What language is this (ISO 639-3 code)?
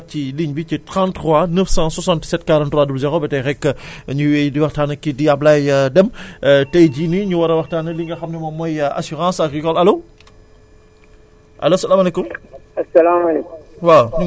wol